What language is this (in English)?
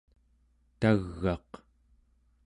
Central Yupik